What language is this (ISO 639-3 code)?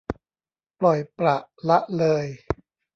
tha